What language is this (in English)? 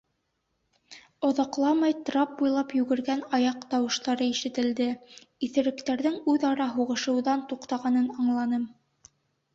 Bashkir